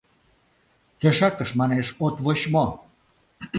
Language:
Mari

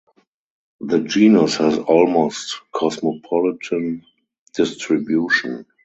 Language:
English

